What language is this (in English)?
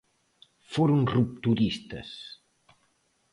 Galician